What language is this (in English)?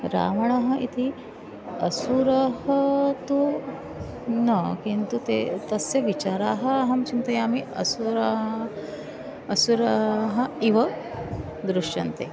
Sanskrit